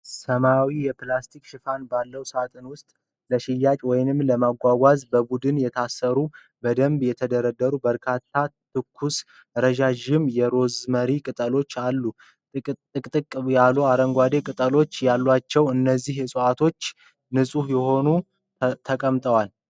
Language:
Amharic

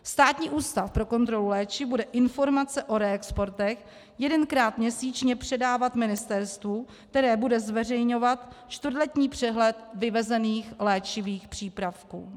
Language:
Czech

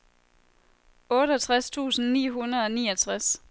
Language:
Danish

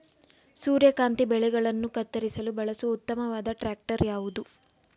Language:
Kannada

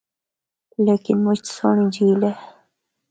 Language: Northern Hindko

